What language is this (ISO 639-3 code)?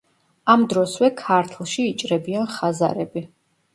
kat